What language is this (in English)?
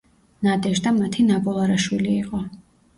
Georgian